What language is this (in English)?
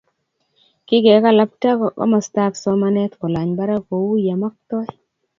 Kalenjin